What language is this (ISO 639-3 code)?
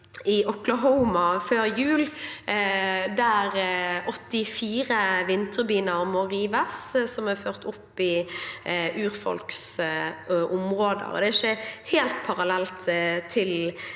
nor